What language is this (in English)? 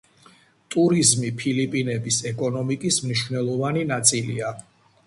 Georgian